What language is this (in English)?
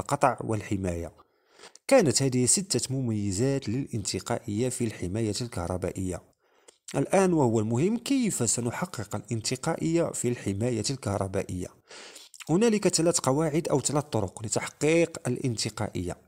Arabic